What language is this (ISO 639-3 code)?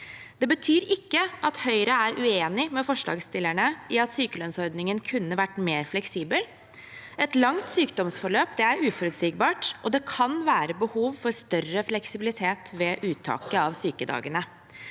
nor